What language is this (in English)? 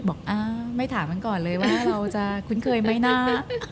Thai